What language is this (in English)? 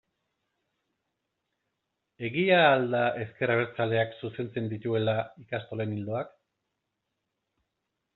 Basque